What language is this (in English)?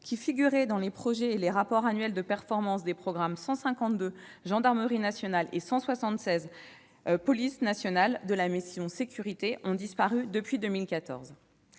French